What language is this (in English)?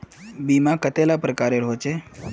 Magahi